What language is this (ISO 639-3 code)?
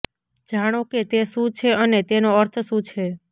guj